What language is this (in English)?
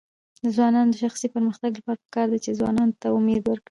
Pashto